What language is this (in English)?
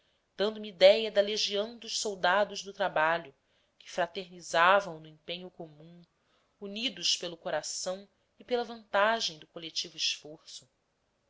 Portuguese